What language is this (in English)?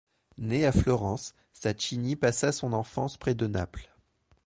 French